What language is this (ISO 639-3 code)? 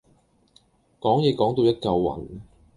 yue